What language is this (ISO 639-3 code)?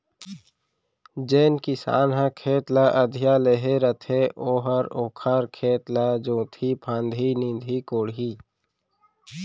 hne